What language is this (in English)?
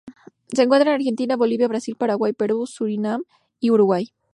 Spanish